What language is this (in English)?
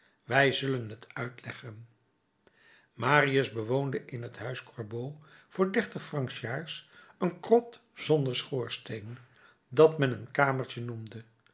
Dutch